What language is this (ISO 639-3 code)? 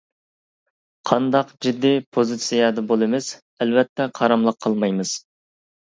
uig